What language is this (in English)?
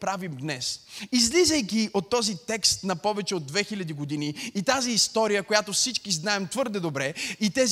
Bulgarian